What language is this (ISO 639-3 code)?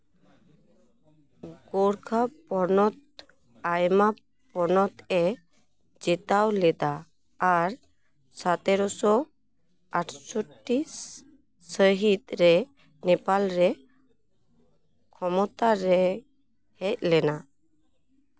sat